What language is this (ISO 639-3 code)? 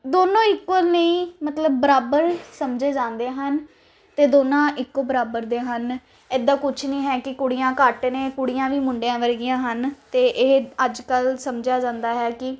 pan